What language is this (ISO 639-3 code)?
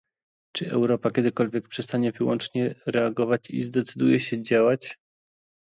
pol